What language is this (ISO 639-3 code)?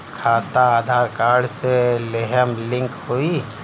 bho